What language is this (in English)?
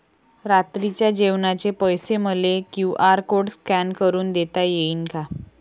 Marathi